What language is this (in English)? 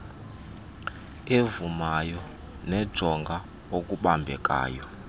Xhosa